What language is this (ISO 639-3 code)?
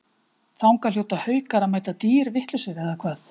isl